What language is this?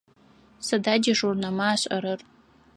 Adyghe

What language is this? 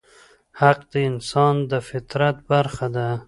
Pashto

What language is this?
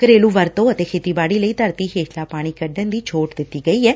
Punjabi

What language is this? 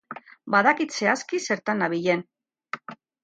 Basque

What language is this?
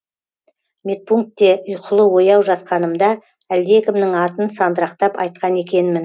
Kazakh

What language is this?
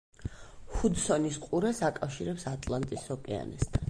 Georgian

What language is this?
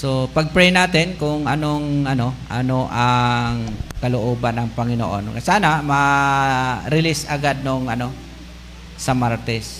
Filipino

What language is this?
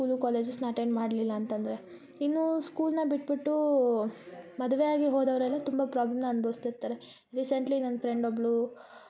Kannada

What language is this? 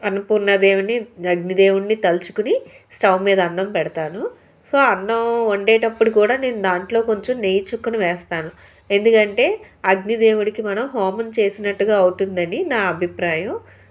Telugu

